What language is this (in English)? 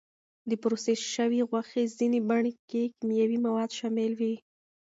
Pashto